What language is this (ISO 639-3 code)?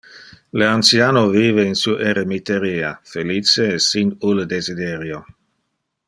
ina